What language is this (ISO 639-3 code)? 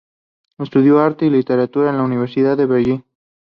spa